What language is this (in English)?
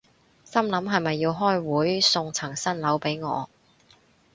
Cantonese